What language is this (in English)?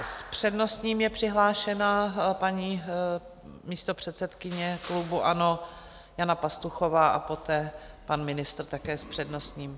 Czech